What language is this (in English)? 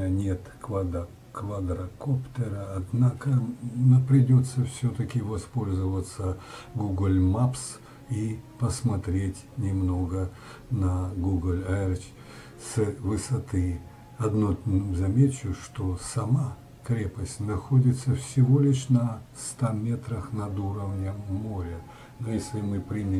Russian